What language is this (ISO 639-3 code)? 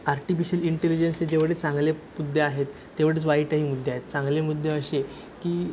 mar